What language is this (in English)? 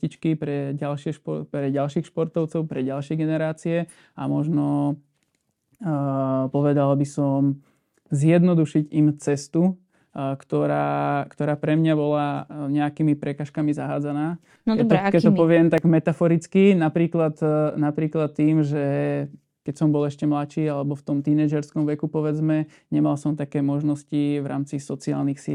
Slovak